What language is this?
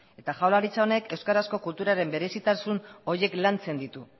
Basque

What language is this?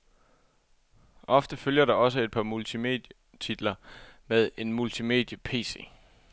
Danish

